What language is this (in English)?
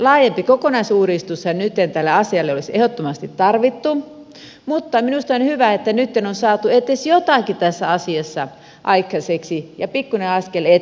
Finnish